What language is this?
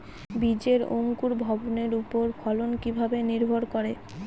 Bangla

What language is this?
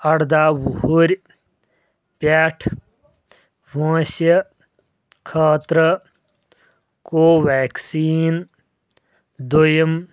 Kashmiri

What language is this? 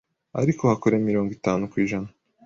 Kinyarwanda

